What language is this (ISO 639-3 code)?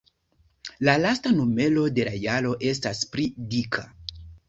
epo